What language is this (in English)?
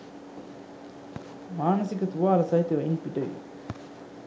Sinhala